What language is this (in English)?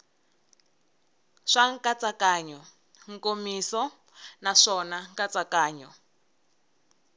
Tsonga